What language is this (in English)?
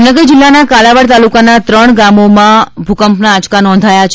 Gujarati